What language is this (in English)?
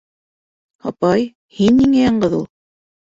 Bashkir